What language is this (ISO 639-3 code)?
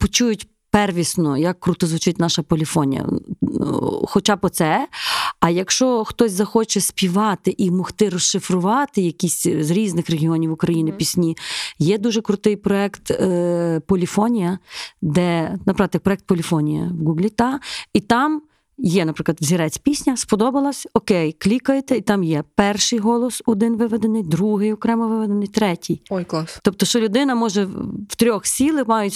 ukr